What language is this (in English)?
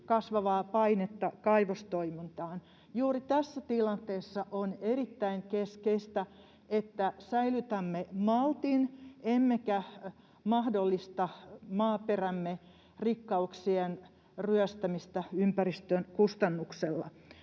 Finnish